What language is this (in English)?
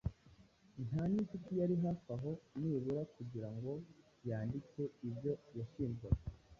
Kinyarwanda